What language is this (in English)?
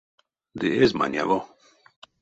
Erzya